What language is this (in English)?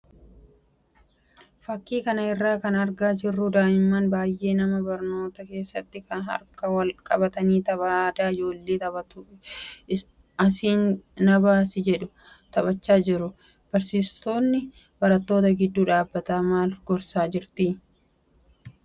Oromo